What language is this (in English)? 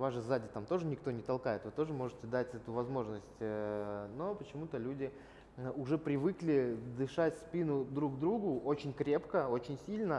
Russian